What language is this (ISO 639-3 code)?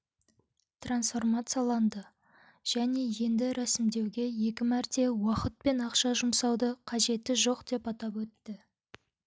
kaz